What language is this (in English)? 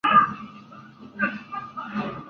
Spanish